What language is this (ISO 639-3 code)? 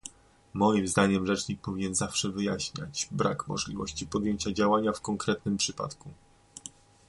pol